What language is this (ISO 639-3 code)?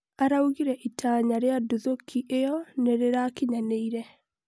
kik